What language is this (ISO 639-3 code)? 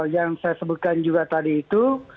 ind